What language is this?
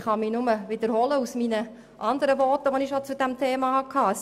Swiss German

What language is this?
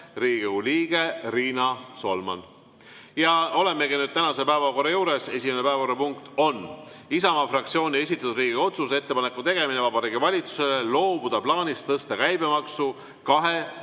Estonian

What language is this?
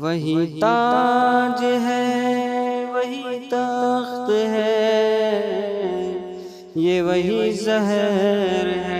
Urdu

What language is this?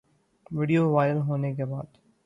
Urdu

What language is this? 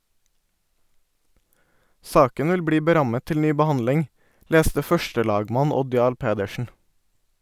Norwegian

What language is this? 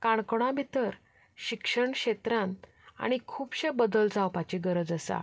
Konkani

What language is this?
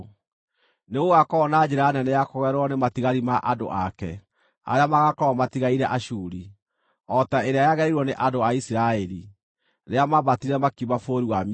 Kikuyu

